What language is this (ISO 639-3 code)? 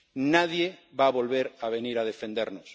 spa